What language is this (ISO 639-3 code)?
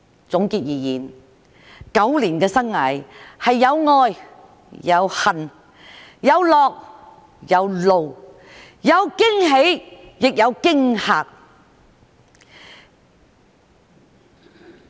yue